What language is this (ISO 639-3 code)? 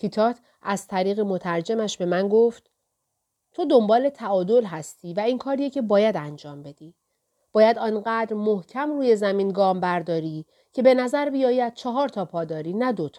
fas